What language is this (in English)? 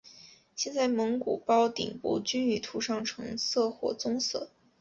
Chinese